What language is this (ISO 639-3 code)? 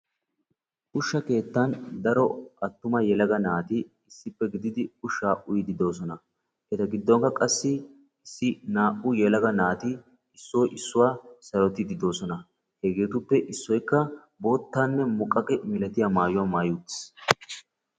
wal